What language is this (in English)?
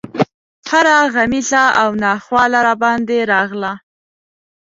Pashto